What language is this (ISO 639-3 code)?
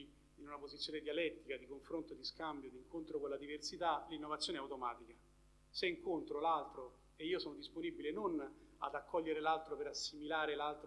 ita